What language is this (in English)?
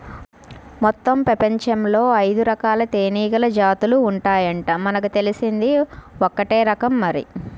Telugu